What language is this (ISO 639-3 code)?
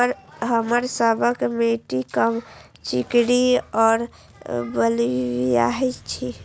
mai